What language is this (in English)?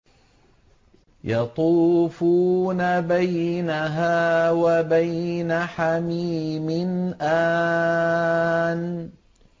Arabic